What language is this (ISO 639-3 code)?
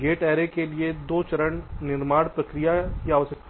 hin